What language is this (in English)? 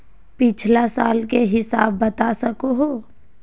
Magahi